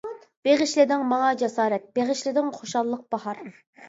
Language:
Uyghur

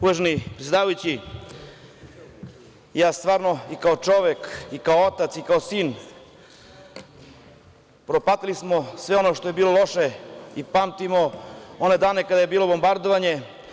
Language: Serbian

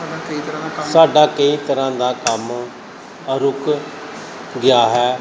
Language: Punjabi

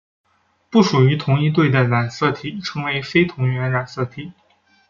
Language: Chinese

